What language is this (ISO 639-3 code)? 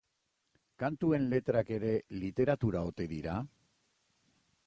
eus